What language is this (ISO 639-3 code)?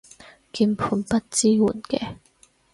yue